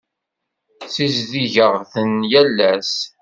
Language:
Kabyle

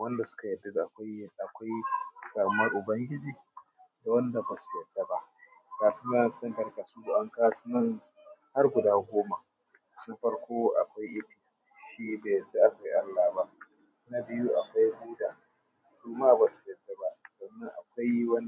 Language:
Hausa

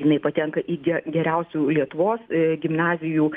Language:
Lithuanian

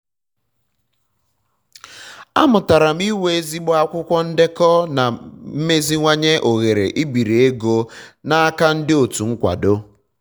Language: Igbo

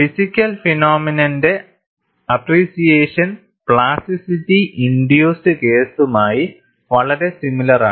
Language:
Malayalam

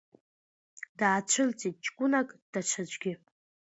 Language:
Abkhazian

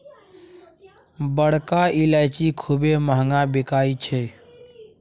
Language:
Maithili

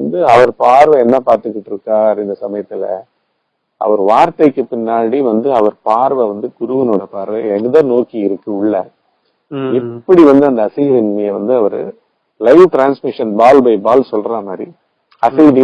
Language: Tamil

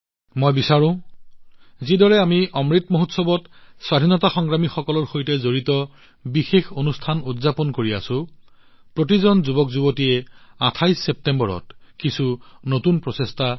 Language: Assamese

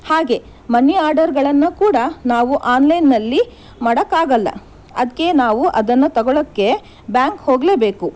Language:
Kannada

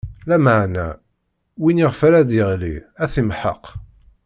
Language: Kabyle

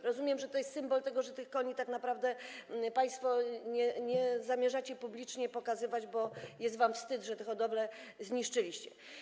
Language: Polish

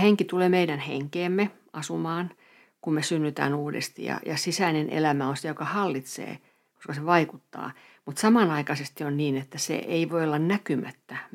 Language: Finnish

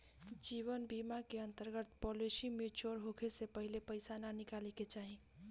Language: Bhojpuri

